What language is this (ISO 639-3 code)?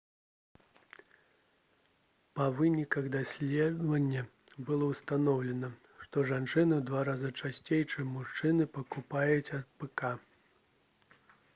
bel